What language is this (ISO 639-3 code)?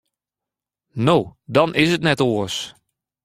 fry